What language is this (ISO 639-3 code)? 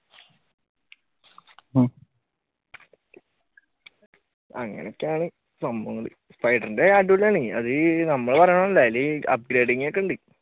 mal